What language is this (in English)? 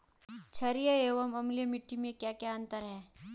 Hindi